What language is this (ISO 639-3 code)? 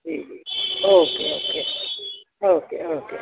snd